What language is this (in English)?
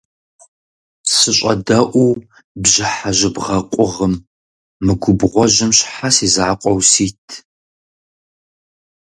Kabardian